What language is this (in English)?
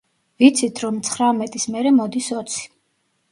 Georgian